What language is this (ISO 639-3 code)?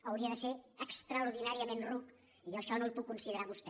cat